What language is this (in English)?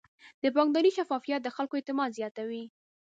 Pashto